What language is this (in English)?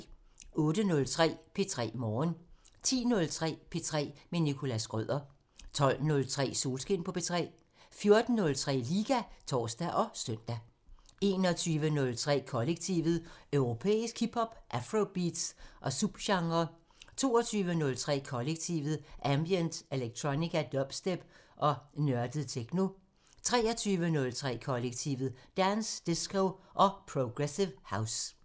Danish